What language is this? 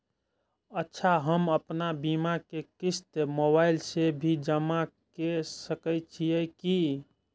Maithili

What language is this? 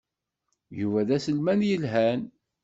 Kabyle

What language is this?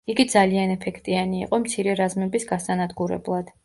Georgian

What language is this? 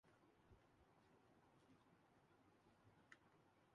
Urdu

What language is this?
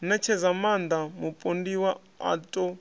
Venda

